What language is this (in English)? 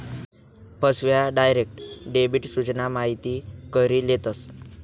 Marathi